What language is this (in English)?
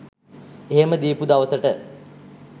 Sinhala